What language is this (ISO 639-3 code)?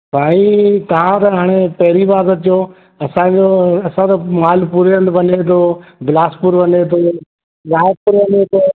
snd